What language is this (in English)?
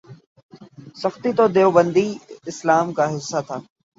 Urdu